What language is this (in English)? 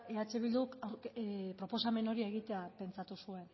Basque